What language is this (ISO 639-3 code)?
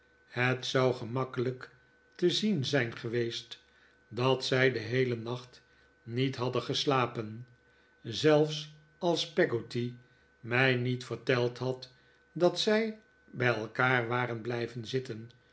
nld